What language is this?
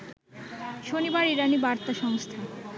Bangla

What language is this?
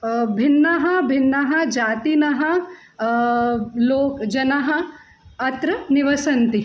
Sanskrit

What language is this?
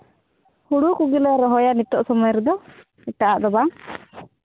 Santali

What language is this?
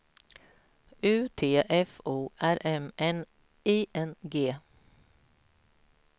Swedish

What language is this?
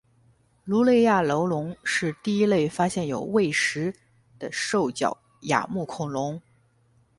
Chinese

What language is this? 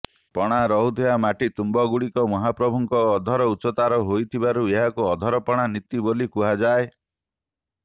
Odia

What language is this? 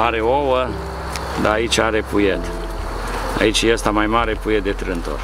Romanian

